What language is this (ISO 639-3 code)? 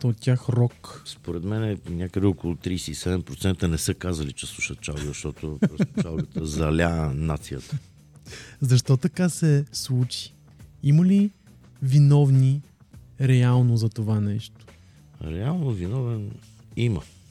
bul